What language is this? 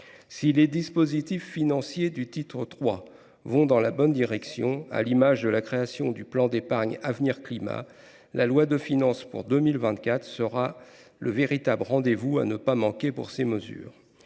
French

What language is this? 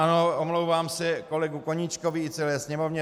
Czech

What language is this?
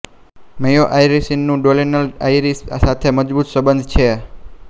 Gujarati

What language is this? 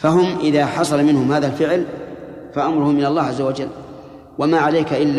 Arabic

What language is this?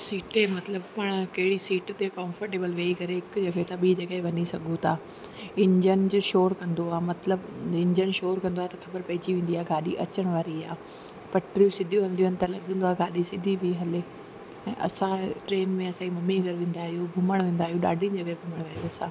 Sindhi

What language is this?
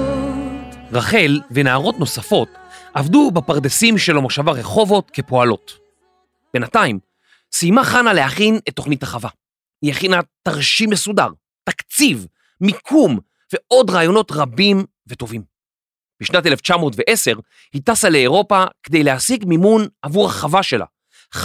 Hebrew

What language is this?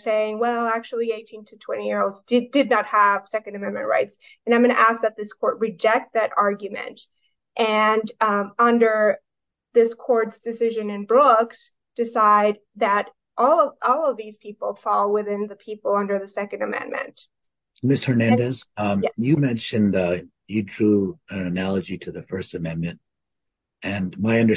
English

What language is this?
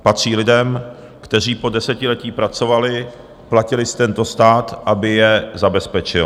Czech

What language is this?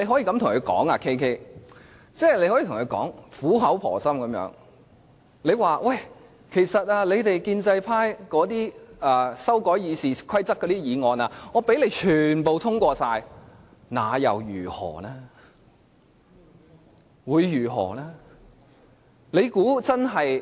Cantonese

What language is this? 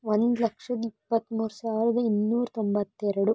Kannada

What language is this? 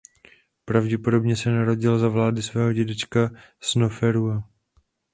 Czech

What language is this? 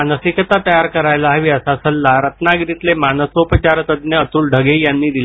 Marathi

